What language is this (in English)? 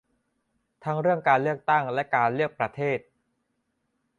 Thai